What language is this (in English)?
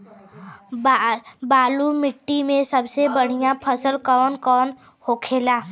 Bhojpuri